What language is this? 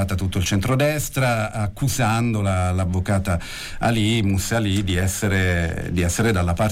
Italian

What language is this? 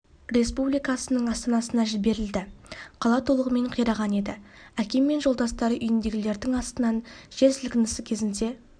Kazakh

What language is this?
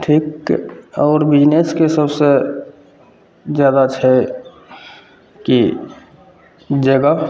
Maithili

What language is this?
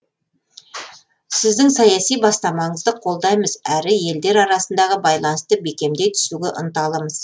Kazakh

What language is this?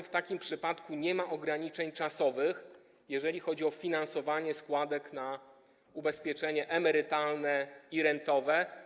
Polish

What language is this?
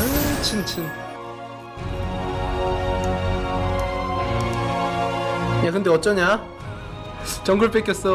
Korean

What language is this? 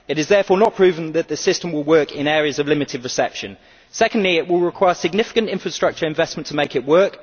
English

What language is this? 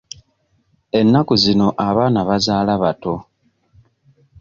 Ganda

